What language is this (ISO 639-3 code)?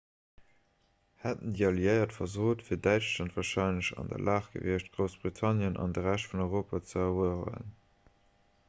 ltz